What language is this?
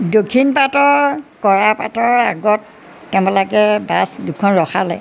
Assamese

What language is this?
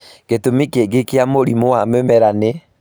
Kikuyu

